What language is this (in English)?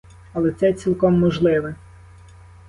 Ukrainian